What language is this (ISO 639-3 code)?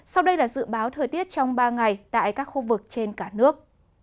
vie